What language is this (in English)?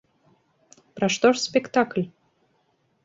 Belarusian